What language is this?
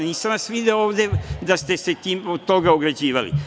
Serbian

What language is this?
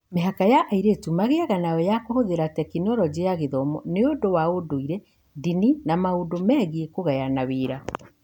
Kikuyu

